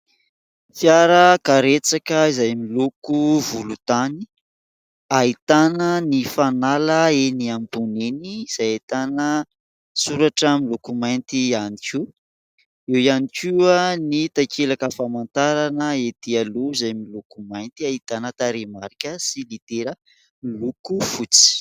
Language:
Malagasy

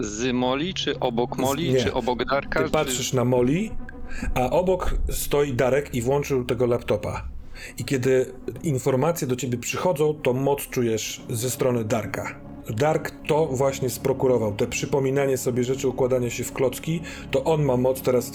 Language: Polish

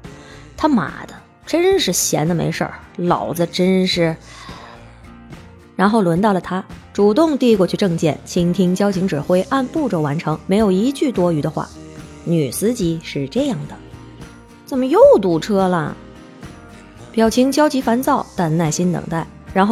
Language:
Chinese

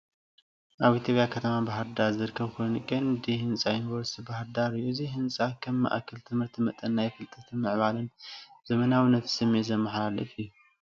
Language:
Tigrinya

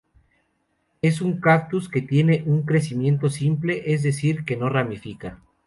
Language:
Spanish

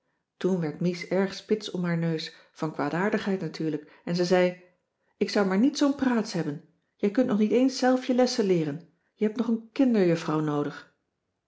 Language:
Dutch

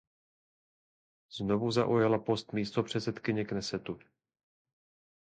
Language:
Czech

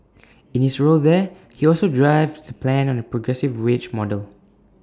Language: English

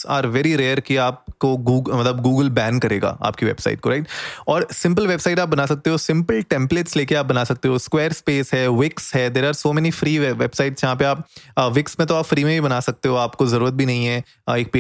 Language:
Hindi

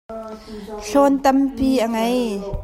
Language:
Hakha Chin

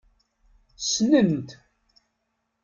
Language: Kabyle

